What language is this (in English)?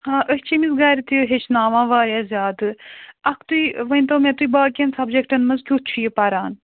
Kashmiri